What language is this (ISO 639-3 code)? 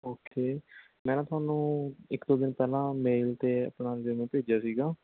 pan